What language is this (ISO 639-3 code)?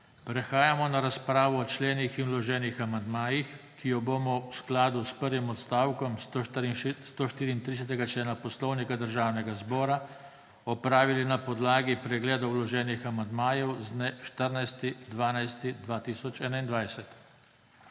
slv